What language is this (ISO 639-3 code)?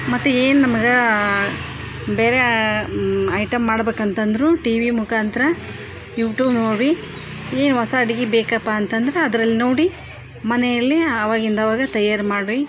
kan